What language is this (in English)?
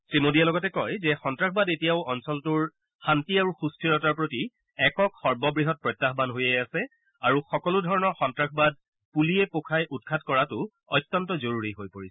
Assamese